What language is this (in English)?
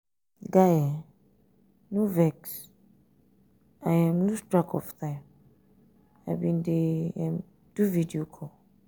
Nigerian Pidgin